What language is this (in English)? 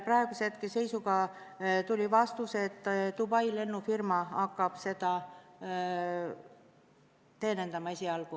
Estonian